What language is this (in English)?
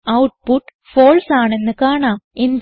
Malayalam